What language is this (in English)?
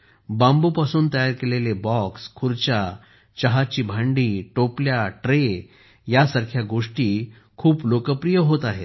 Marathi